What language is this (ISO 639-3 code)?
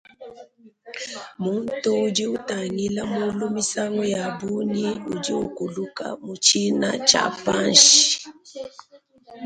lua